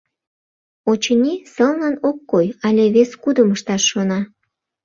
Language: Mari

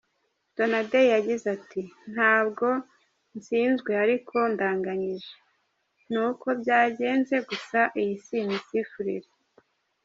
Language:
Kinyarwanda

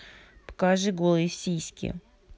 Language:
Russian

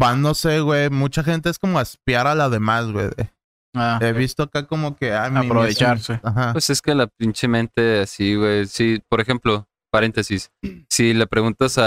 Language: Spanish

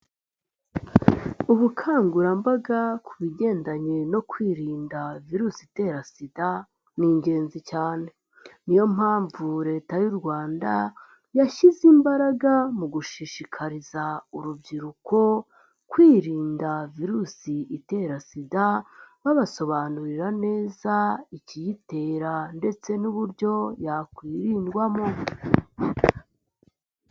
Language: Kinyarwanda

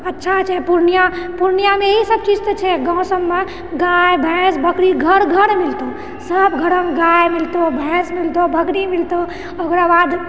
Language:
Maithili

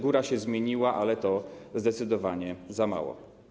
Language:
Polish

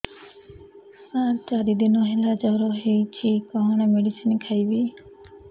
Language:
Odia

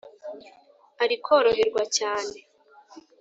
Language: Kinyarwanda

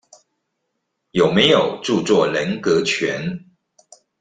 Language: Chinese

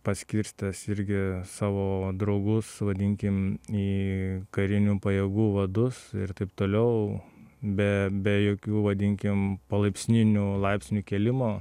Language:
Lithuanian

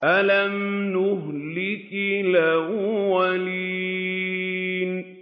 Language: Arabic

